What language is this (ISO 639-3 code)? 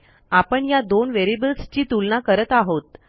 mar